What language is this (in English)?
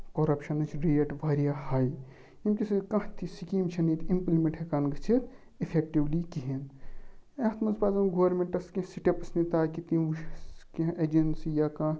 Kashmiri